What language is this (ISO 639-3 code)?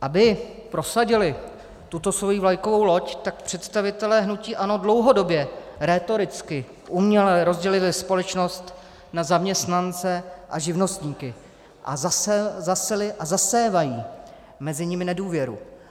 ces